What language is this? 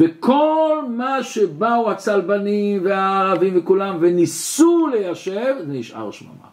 Hebrew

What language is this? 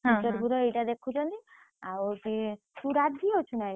Odia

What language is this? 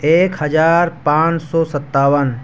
Urdu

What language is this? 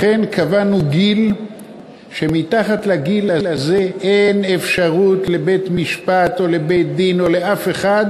Hebrew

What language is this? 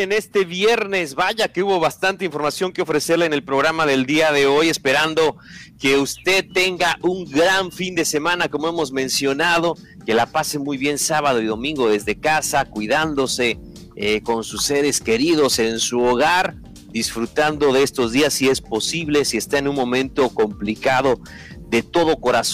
Spanish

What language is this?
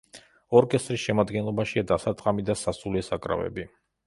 Georgian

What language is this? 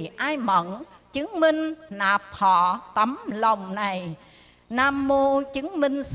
Vietnamese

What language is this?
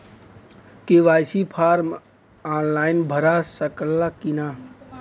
Bhojpuri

